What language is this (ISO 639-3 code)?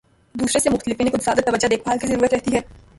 urd